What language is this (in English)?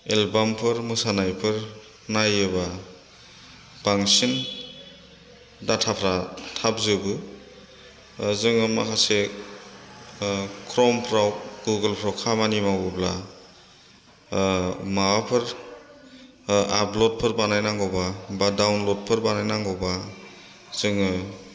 Bodo